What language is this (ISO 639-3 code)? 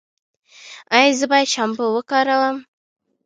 pus